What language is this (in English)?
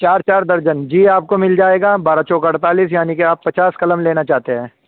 Urdu